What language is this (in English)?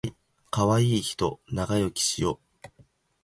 Japanese